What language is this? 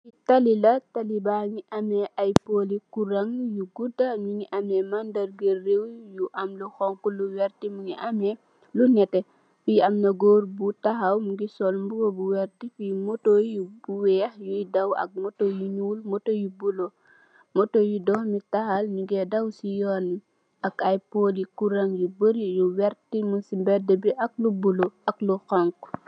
Wolof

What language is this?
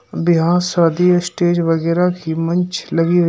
Hindi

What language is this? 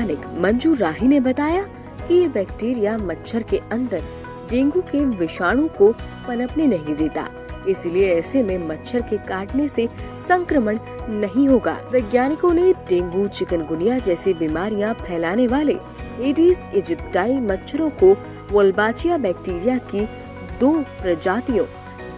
Hindi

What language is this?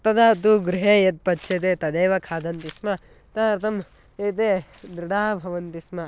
Sanskrit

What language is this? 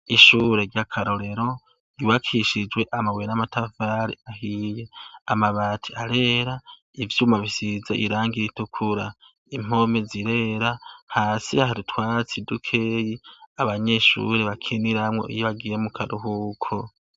Rundi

